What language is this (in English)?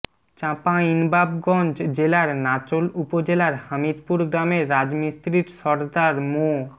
Bangla